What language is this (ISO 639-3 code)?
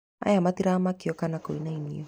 kik